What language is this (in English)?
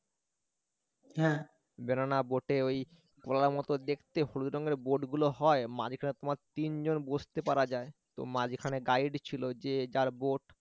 Bangla